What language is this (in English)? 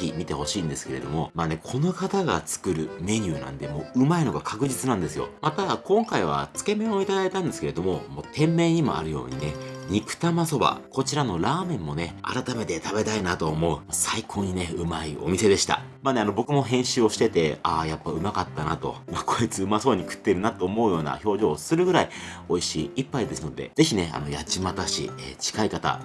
Japanese